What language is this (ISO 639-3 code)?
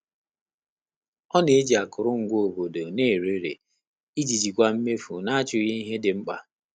ibo